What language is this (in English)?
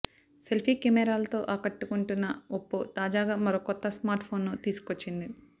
Telugu